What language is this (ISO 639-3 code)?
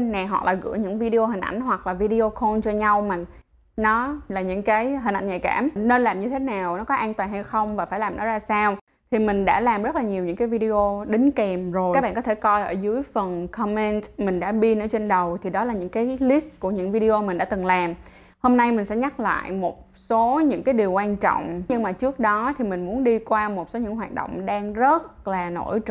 vie